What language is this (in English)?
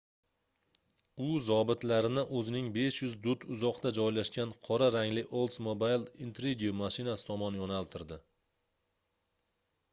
Uzbek